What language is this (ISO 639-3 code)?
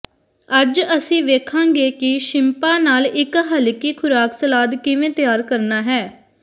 pan